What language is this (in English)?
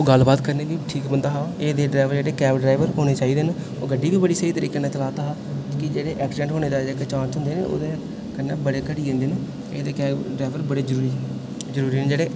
Dogri